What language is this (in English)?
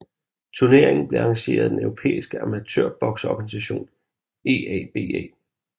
Danish